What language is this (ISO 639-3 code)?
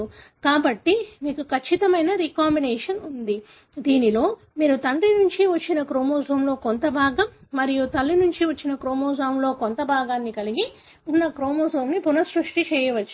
tel